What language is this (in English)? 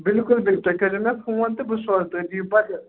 Kashmiri